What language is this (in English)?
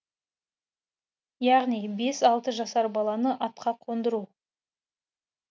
Kazakh